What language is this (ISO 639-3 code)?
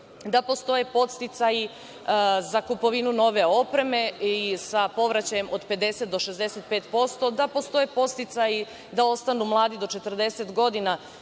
srp